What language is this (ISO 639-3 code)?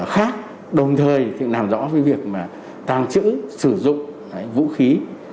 vie